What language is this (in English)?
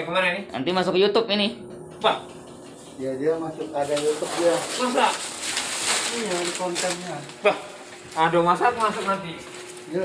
Indonesian